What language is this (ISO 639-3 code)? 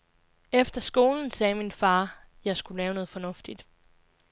dan